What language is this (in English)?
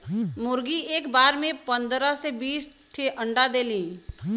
Bhojpuri